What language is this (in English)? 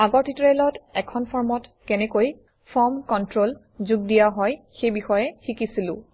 Assamese